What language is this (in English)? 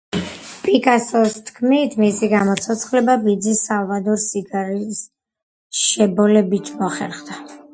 Georgian